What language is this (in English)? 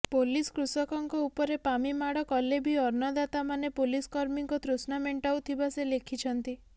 Odia